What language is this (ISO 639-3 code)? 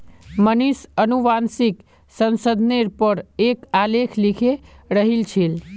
mag